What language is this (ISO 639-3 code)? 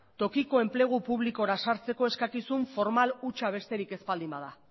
eus